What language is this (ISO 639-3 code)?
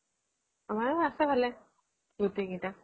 asm